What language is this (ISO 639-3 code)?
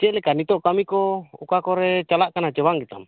sat